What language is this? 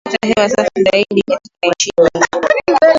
Swahili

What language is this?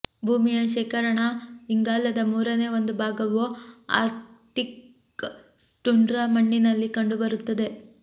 Kannada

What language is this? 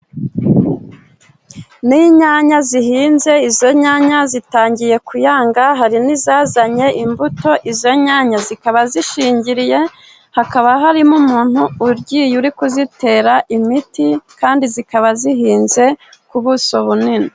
Kinyarwanda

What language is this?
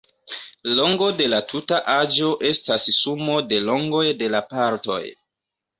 Esperanto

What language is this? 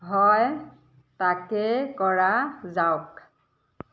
Assamese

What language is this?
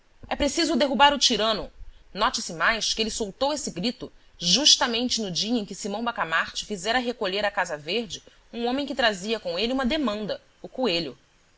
Portuguese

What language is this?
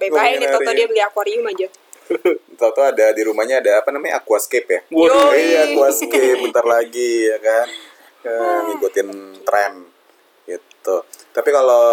Indonesian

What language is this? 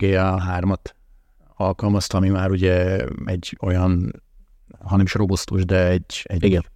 Hungarian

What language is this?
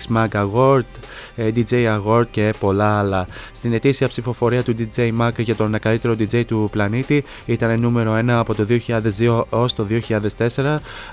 Greek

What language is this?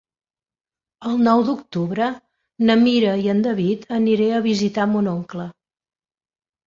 Catalan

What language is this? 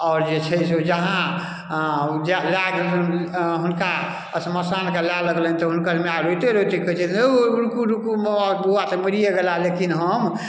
Maithili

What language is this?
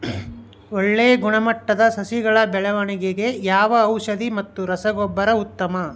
Kannada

